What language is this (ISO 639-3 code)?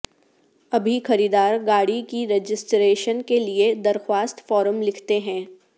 urd